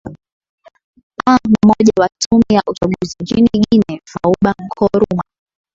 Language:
Swahili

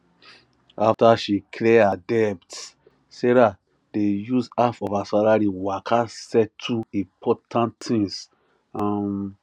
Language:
Nigerian Pidgin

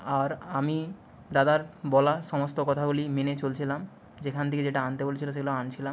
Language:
Bangla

